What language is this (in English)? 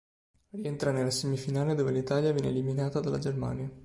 Italian